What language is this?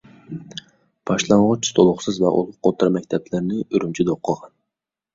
Uyghur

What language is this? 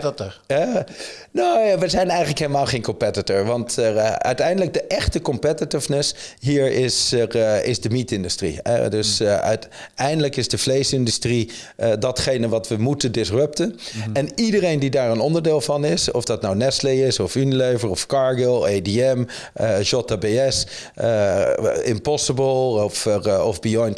Dutch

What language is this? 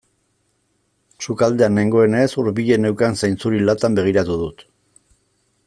Basque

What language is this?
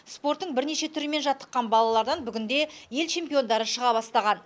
Kazakh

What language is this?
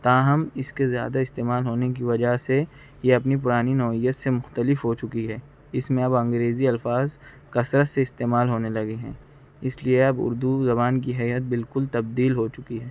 Urdu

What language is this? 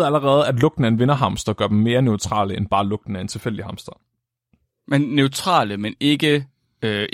Danish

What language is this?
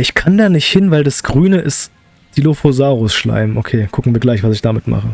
German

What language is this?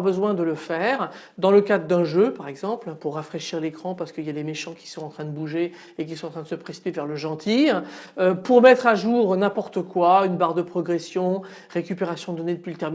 French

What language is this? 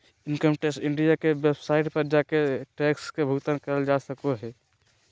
Magahi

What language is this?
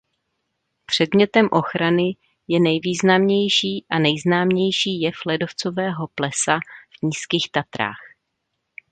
Czech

